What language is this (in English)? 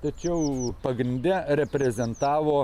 Lithuanian